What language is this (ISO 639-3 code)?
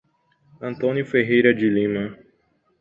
por